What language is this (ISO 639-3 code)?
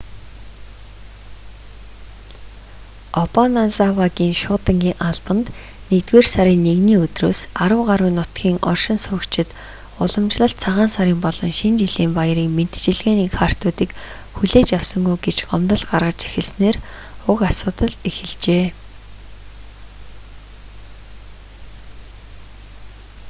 mon